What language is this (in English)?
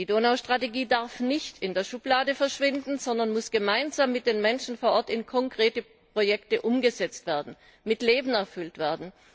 German